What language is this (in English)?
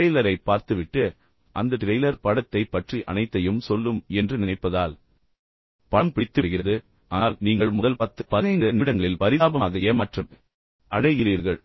Tamil